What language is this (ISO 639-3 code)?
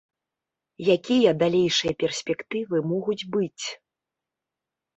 bel